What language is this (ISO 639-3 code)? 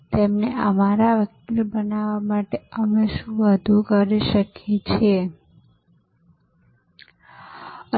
guj